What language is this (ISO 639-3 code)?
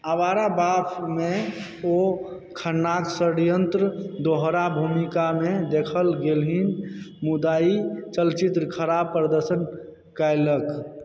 mai